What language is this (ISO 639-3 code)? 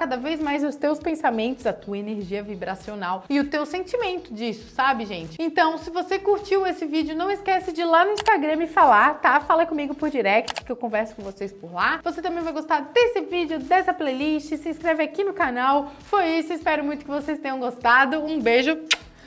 por